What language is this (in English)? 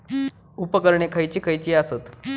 Marathi